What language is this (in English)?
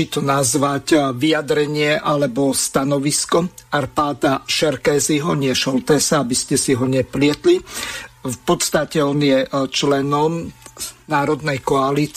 Slovak